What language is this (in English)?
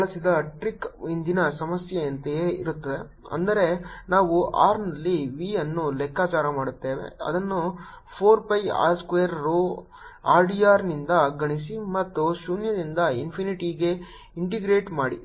Kannada